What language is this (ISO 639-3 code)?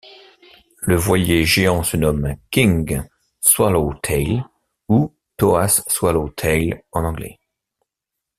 fra